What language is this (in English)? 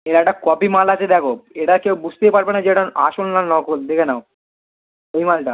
Bangla